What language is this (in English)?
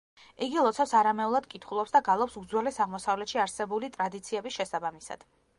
Georgian